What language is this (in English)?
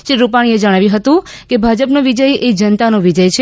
Gujarati